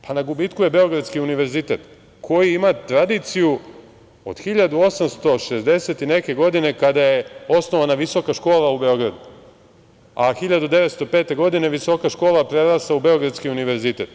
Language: Serbian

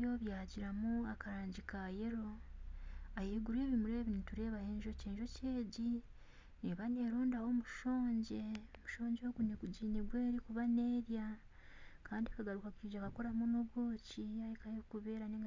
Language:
Nyankole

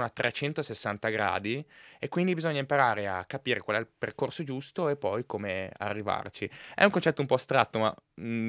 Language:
Italian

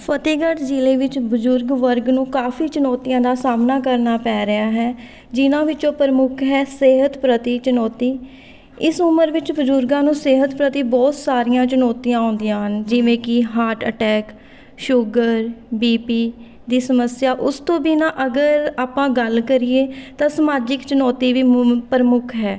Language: Punjabi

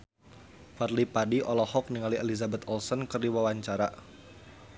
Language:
Sundanese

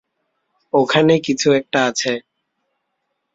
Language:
Bangla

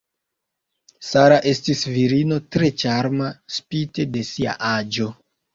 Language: Esperanto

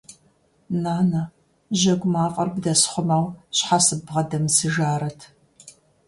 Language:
Kabardian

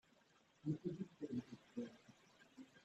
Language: Kabyle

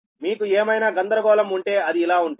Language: Telugu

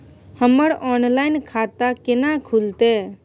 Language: Maithili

